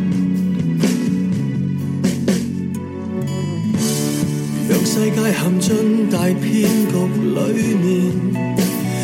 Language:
Chinese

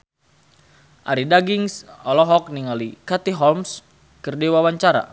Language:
Sundanese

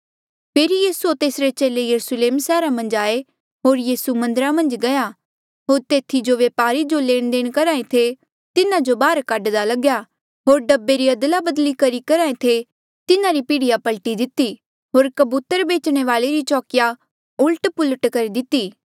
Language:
Mandeali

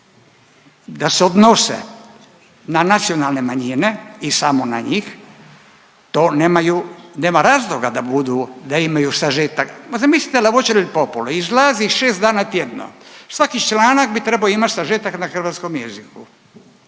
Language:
Croatian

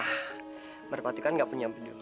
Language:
Indonesian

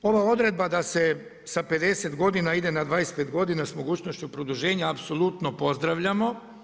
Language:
Croatian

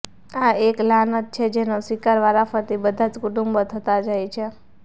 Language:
Gujarati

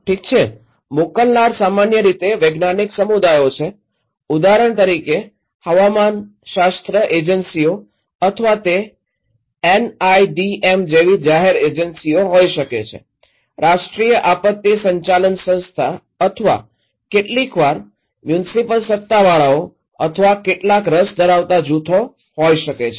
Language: Gujarati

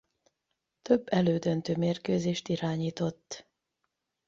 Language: Hungarian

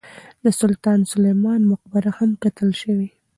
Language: Pashto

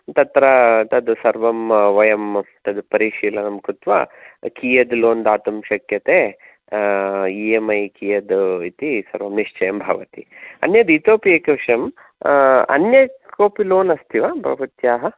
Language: Sanskrit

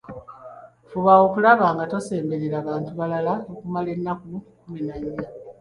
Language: Ganda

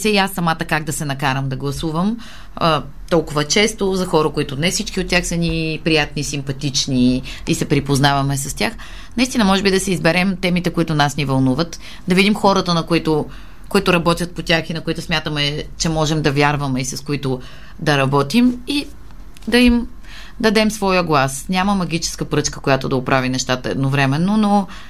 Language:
Bulgarian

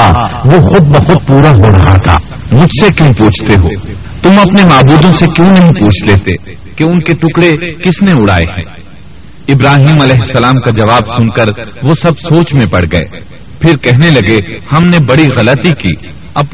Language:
Urdu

